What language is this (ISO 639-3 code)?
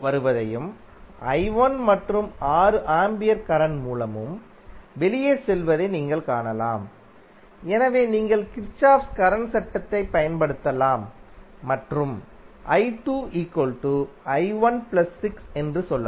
tam